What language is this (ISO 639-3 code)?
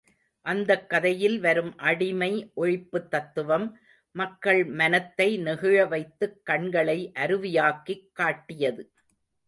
tam